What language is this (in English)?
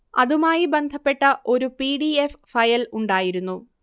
Malayalam